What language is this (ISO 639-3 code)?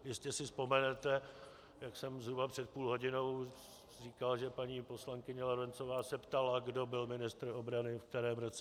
ces